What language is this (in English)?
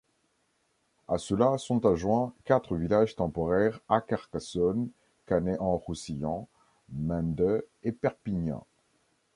French